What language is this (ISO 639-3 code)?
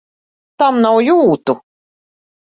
lav